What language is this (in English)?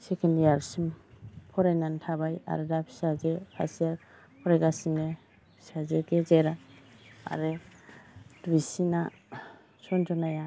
Bodo